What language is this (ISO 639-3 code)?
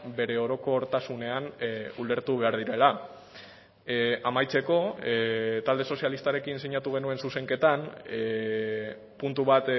eus